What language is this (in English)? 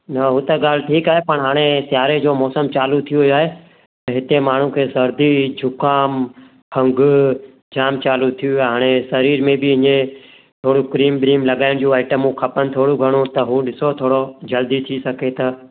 Sindhi